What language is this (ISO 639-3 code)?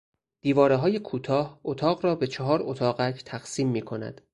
fas